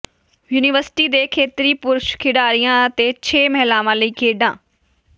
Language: Punjabi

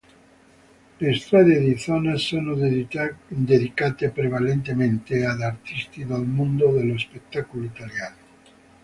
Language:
Italian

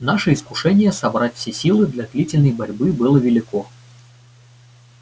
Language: Russian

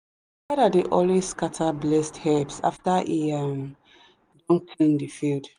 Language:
Nigerian Pidgin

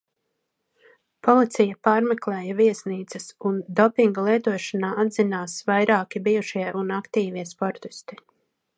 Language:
Latvian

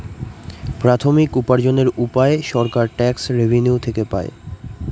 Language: Bangla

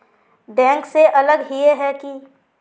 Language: Magahi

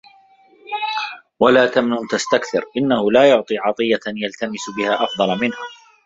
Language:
Arabic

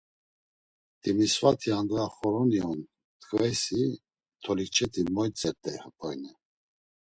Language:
Laz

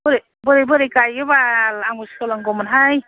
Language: Bodo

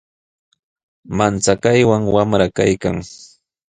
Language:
Sihuas Ancash Quechua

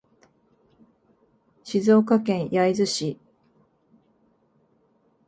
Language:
Japanese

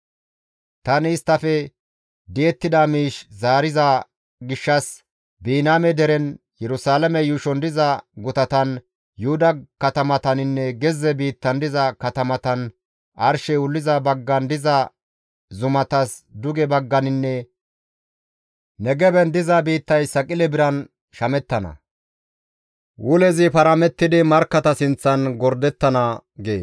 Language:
Gamo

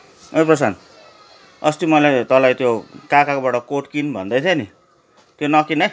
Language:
Nepali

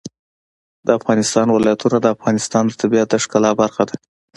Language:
Pashto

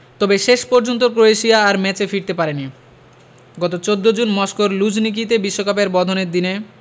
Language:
Bangla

